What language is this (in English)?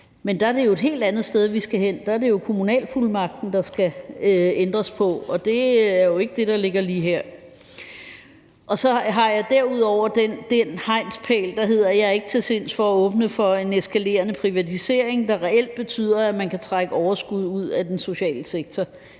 Danish